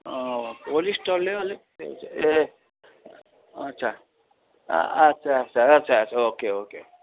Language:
Nepali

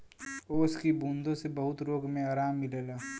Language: Bhojpuri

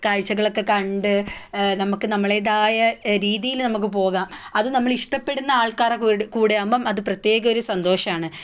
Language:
Malayalam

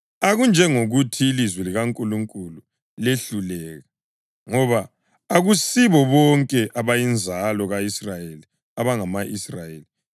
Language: North Ndebele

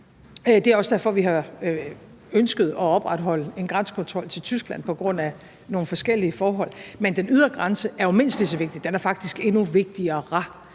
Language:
Danish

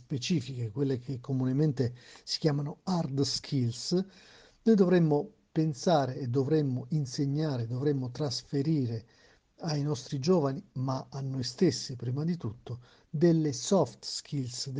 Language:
Italian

